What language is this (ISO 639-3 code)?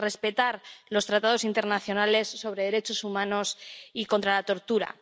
spa